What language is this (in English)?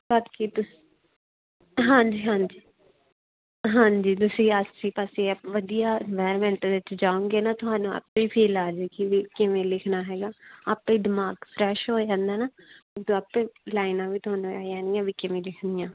Punjabi